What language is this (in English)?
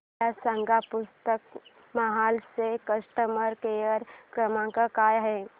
Marathi